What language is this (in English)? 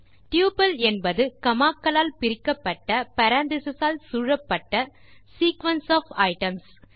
Tamil